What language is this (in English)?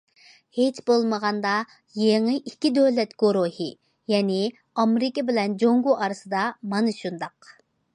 Uyghur